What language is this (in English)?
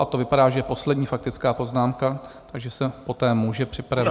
Czech